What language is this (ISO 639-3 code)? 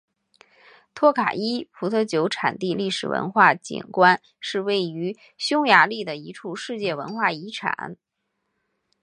zho